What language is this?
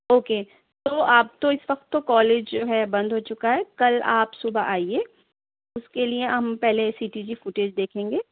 Urdu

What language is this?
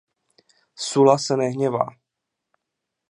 Czech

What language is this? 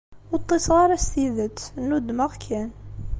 Kabyle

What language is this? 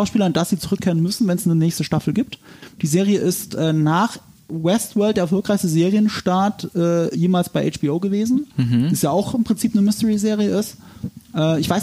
German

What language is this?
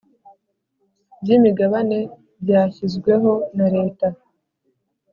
Kinyarwanda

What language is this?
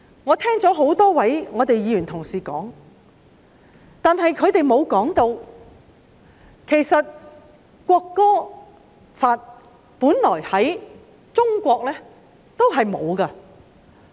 Cantonese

